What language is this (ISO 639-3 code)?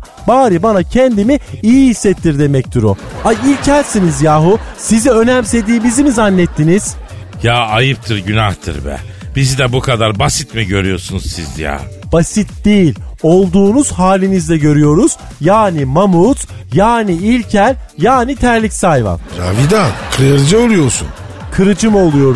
tur